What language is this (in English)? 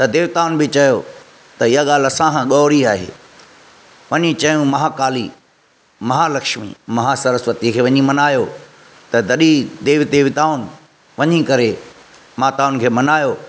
Sindhi